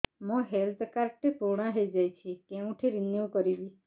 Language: Odia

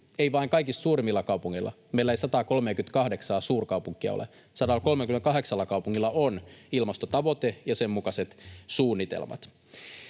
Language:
Finnish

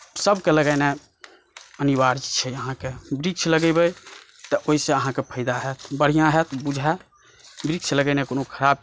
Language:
Maithili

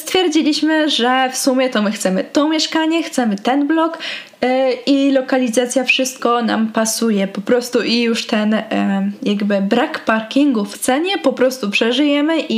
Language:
Polish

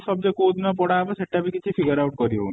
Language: Odia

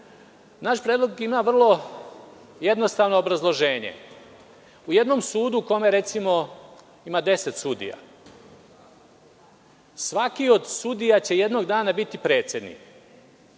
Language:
Serbian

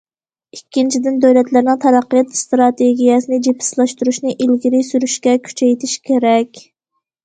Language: Uyghur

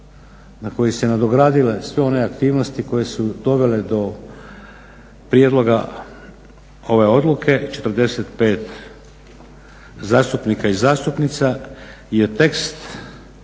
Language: Croatian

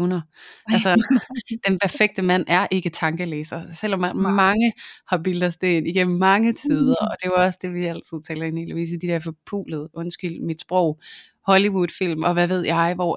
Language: Danish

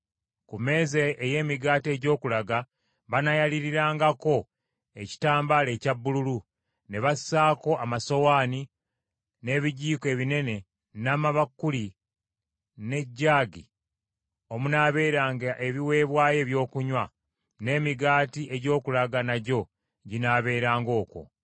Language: Ganda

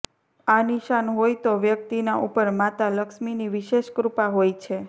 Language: Gujarati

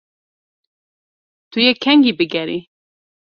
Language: Kurdish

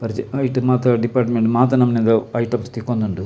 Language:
Tulu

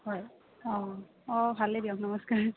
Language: Assamese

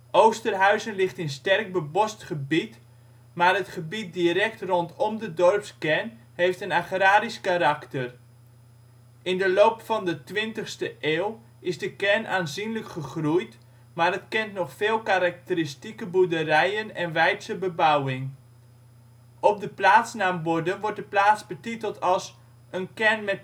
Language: Dutch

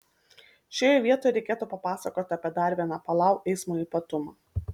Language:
Lithuanian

